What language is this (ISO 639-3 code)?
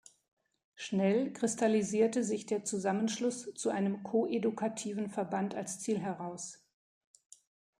deu